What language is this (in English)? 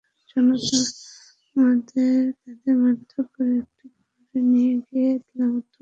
Bangla